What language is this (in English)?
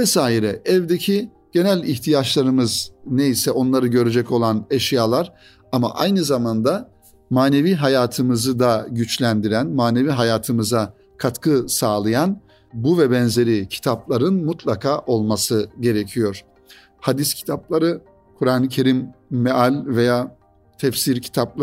Turkish